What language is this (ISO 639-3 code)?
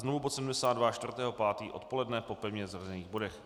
ces